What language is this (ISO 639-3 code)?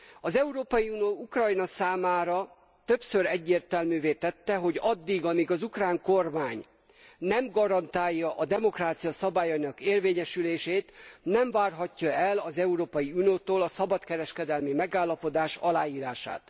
hun